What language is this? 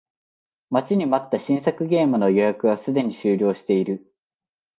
Japanese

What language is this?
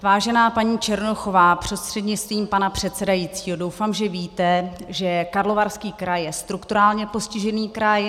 Czech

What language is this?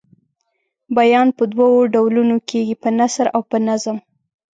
Pashto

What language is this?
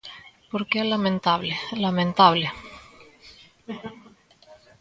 Galician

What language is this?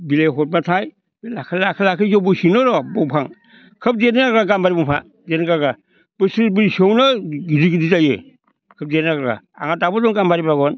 Bodo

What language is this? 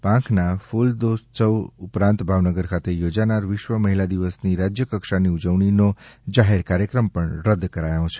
Gujarati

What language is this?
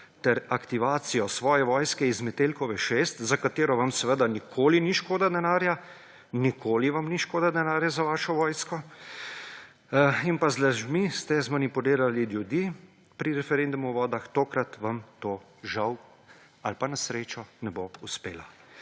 Slovenian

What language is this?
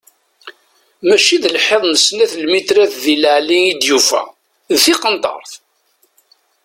Kabyle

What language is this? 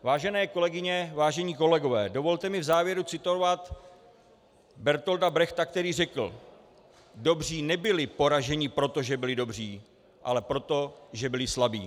Czech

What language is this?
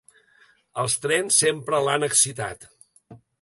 Catalan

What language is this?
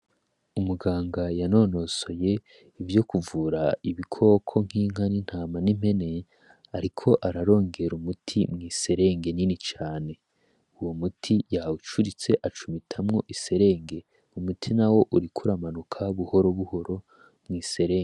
Rundi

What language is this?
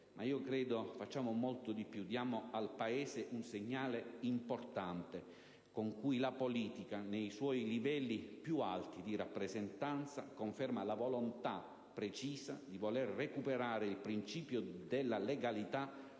Italian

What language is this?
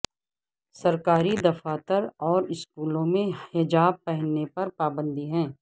Urdu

